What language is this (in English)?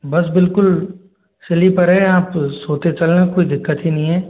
Hindi